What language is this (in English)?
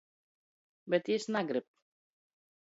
Latgalian